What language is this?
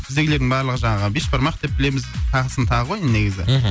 Kazakh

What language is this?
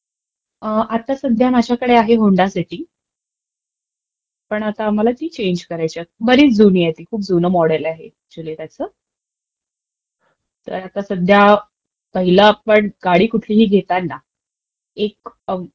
Marathi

